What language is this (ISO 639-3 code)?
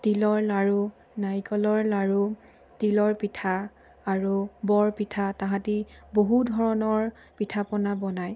asm